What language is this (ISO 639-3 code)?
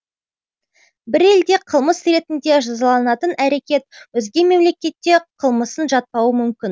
kaz